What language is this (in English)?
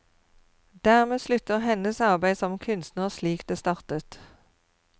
Norwegian